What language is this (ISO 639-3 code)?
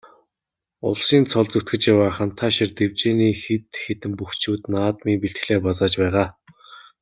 mon